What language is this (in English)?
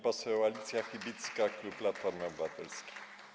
Polish